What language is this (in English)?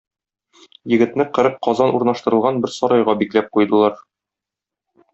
Tatar